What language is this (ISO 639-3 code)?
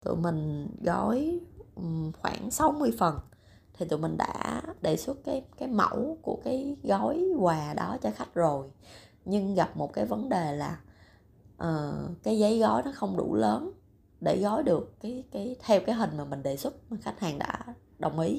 vie